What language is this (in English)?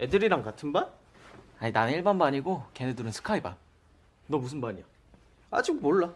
Korean